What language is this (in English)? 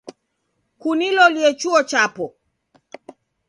Taita